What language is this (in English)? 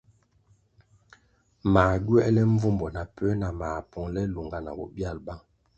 Kwasio